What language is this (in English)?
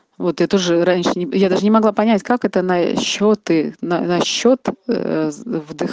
Russian